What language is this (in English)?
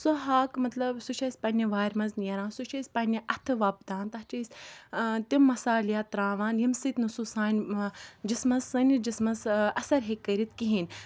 Kashmiri